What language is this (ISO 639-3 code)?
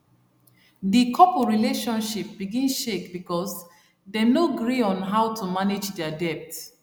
pcm